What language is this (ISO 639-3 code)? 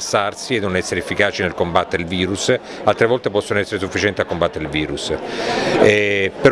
ita